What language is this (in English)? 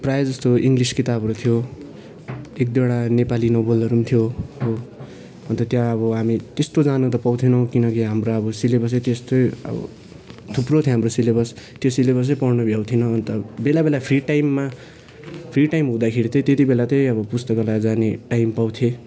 Nepali